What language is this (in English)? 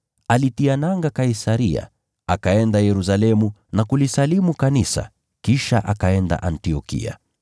Swahili